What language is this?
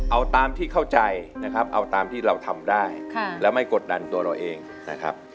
Thai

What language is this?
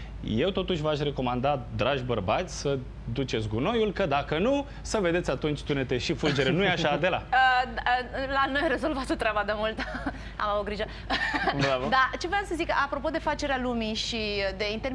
Romanian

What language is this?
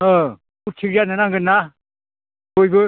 Bodo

